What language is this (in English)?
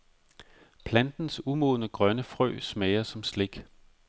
Danish